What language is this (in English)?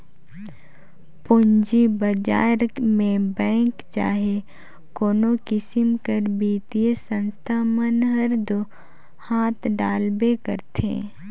Chhattisgarhi